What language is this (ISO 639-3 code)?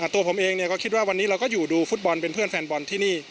tha